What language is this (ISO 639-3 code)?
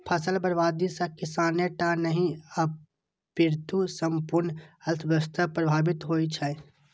mai